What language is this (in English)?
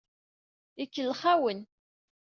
Kabyle